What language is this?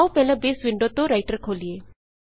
Punjabi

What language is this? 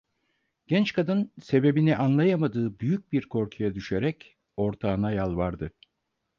Turkish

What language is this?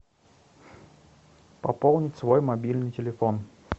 Russian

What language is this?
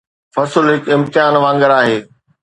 Sindhi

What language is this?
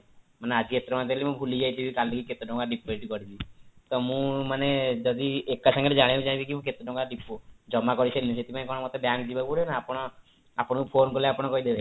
Odia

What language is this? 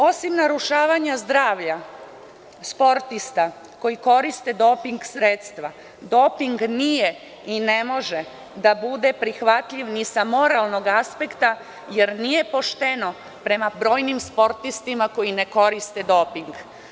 Serbian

